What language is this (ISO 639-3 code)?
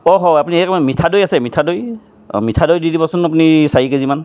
asm